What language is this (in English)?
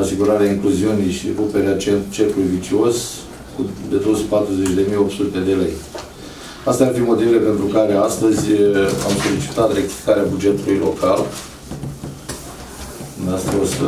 Romanian